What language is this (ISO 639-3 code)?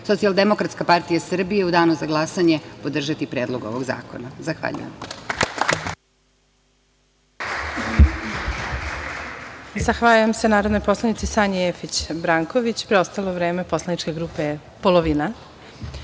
srp